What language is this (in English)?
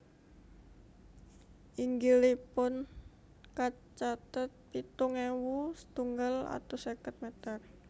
Javanese